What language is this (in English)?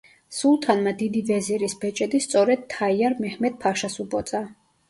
Georgian